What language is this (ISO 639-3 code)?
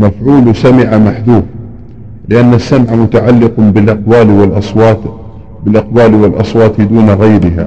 ara